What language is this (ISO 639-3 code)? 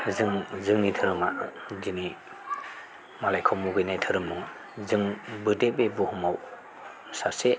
brx